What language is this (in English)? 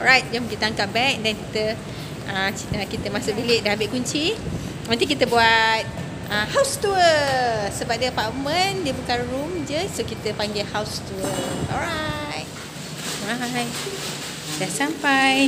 Malay